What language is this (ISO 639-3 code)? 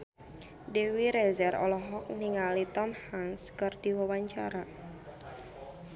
sun